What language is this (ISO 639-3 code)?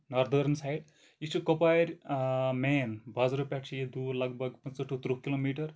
kas